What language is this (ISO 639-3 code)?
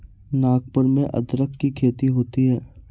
hin